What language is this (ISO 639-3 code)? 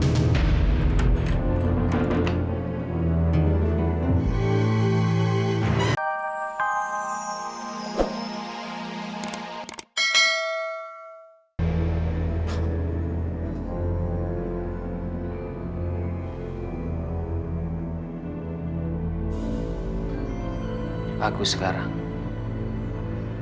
ind